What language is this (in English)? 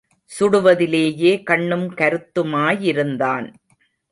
Tamil